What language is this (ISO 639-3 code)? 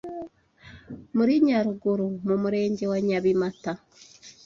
kin